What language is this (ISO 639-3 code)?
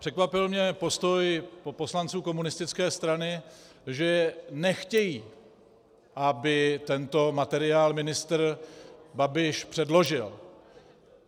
ces